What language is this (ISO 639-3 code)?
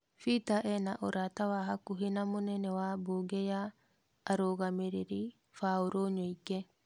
kik